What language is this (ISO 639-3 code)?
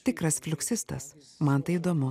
lit